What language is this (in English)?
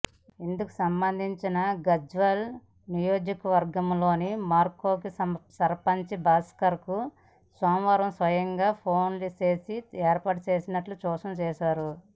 Telugu